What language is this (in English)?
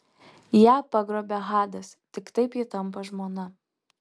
Lithuanian